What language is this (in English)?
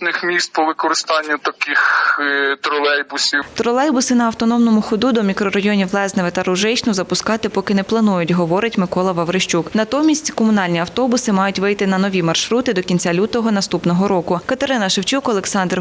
Ukrainian